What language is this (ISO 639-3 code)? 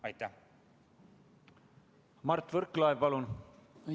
est